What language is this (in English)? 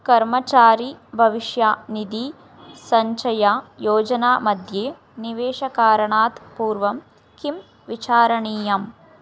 Sanskrit